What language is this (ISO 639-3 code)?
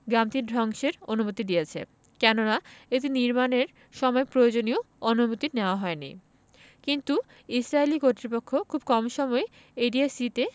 ben